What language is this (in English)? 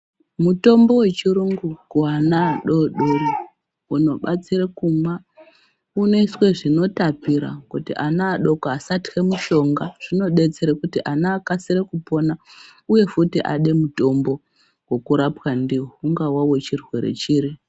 Ndau